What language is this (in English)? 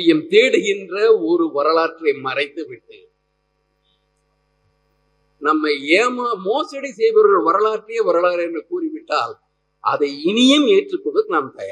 Tamil